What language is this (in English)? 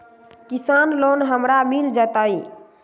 Magahi